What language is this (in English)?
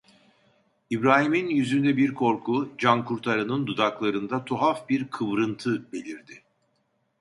Turkish